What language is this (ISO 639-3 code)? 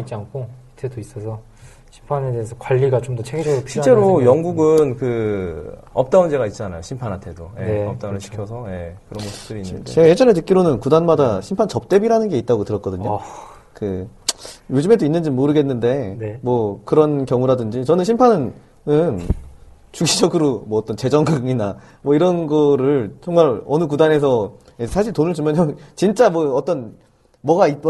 kor